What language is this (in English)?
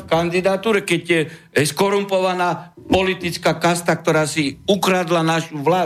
Slovak